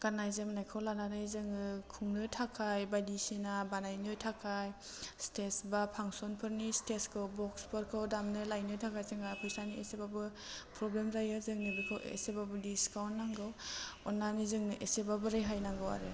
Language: Bodo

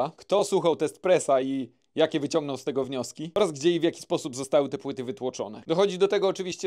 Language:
Polish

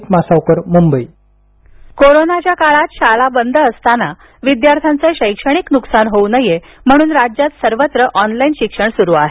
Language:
Marathi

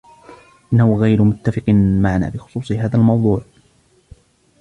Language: Arabic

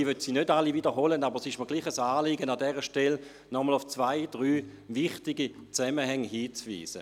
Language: Swiss German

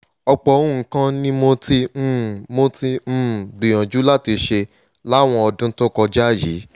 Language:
Yoruba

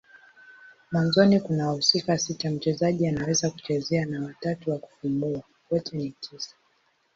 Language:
Swahili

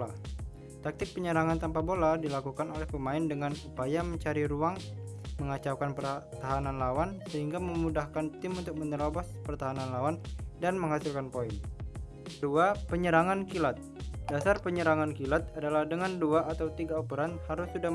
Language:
Indonesian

